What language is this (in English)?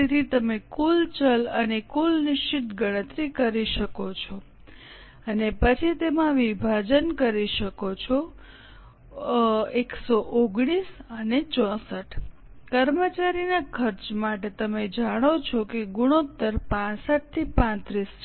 Gujarati